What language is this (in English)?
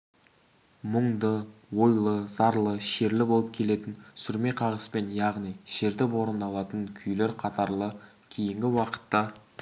Kazakh